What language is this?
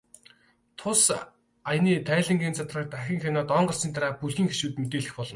Mongolian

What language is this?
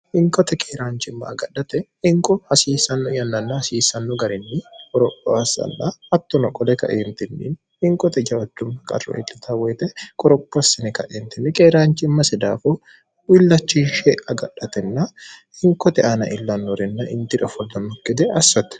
Sidamo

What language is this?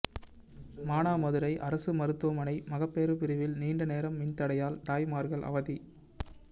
Tamil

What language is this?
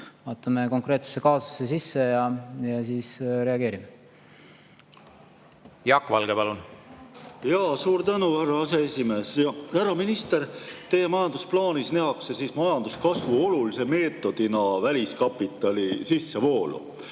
Estonian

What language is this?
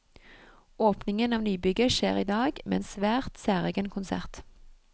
Norwegian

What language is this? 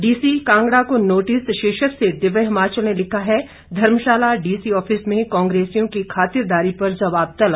Hindi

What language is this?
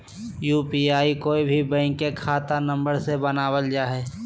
Magahi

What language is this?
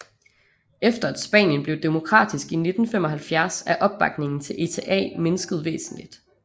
Danish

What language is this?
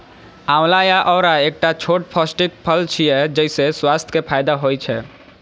Maithili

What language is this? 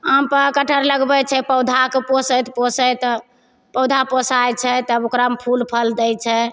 Maithili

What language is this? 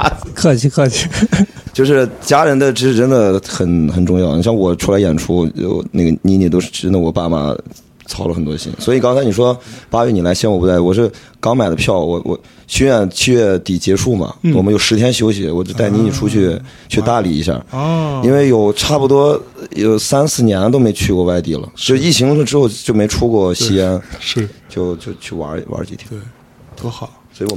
Chinese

